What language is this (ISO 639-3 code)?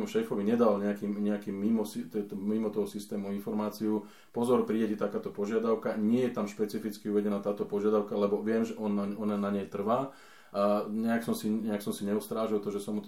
slk